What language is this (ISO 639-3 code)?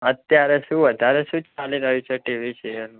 guj